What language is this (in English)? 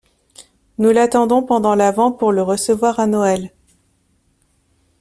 French